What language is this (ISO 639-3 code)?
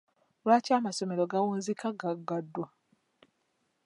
lug